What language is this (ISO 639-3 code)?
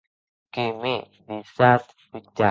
oci